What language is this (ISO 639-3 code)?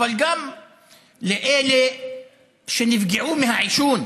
heb